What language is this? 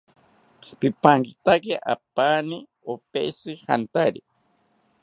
South Ucayali Ashéninka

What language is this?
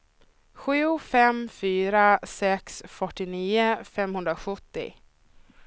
Swedish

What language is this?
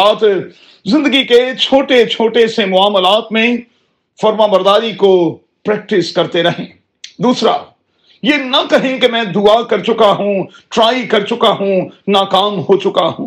Urdu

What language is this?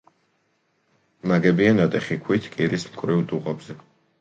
Georgian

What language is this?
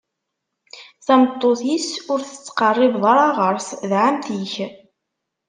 Kabyle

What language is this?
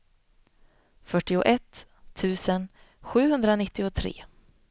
Swedish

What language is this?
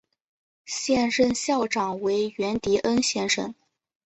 Chinese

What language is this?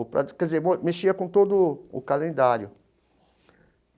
Portuguese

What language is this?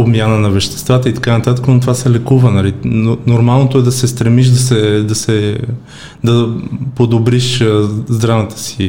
Bulgarian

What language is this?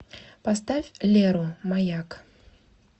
Russian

